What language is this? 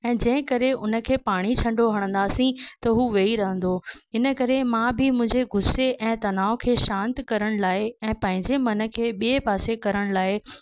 Sindhi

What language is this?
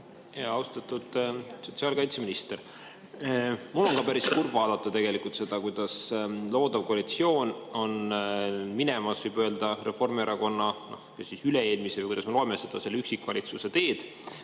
Estonian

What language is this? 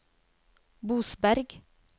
Norwegian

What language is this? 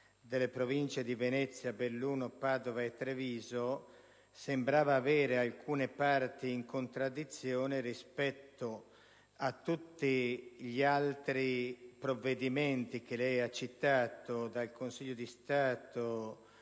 Italian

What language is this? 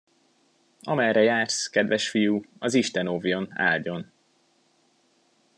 Hungarian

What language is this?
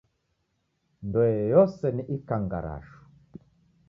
Taita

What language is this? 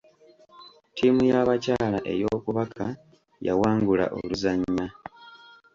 Ganda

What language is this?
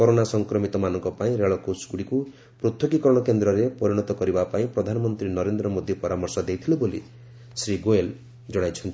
Odia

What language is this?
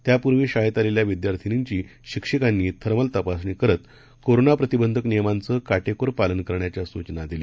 Marathi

